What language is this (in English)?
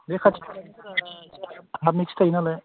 Bodo